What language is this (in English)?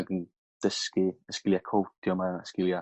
Welsh